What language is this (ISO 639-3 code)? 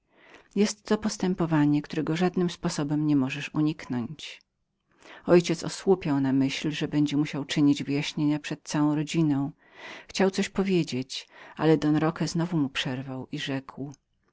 pol